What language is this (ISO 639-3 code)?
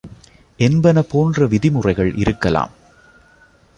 tam